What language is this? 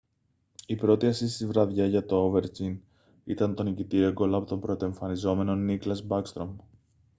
Greek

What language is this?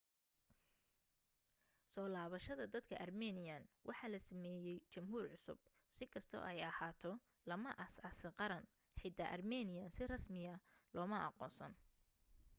Somali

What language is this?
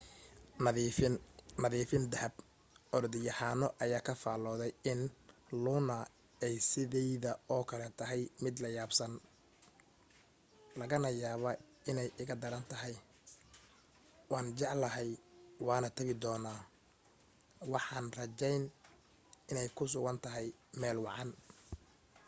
Somali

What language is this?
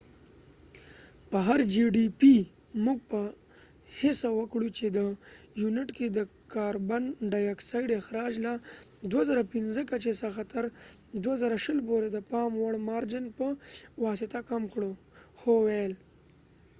Pashto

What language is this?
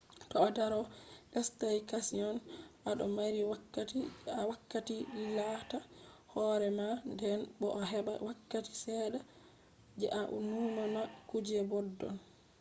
Fula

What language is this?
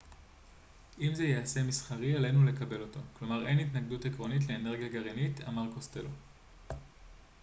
Hebrew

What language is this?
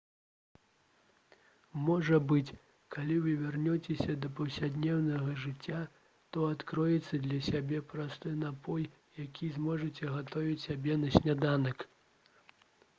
Belarusian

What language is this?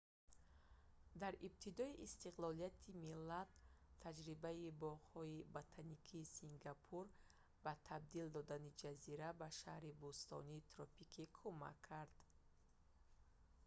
Tajik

